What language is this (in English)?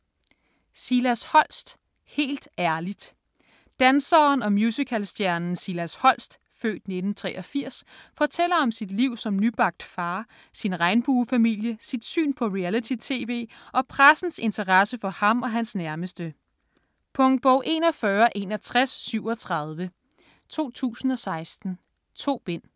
Danish